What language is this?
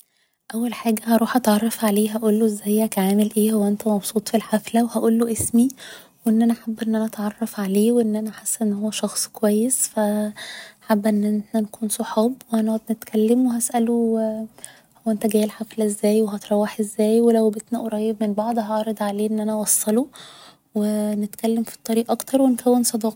Egyptian Arabic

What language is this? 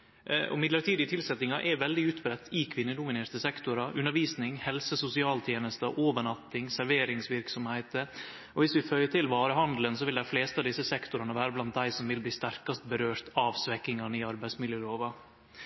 Norwegian Nynorsk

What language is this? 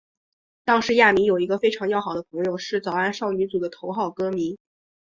Chinese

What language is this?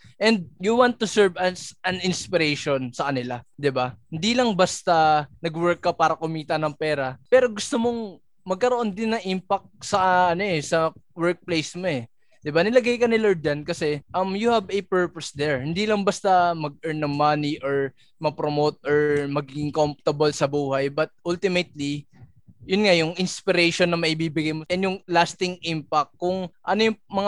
Filipino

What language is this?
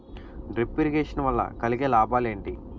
Telugu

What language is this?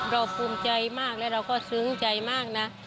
Thai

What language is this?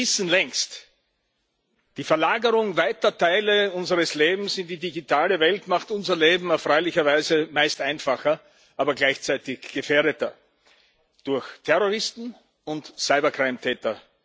German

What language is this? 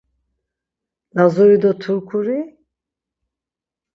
Laz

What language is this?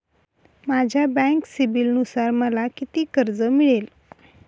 Marathi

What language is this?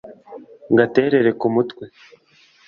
Kinyarwanda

